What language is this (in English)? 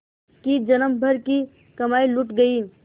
Hindi